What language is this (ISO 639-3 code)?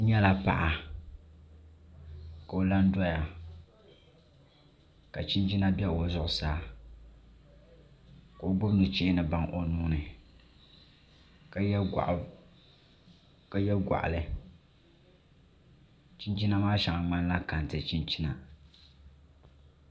dag